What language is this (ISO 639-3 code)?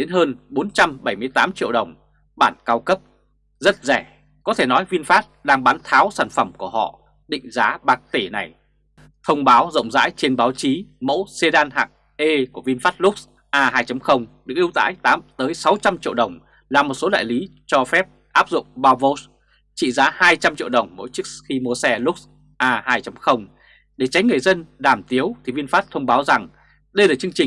vie